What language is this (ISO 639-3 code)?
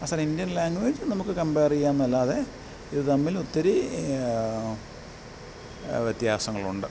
mal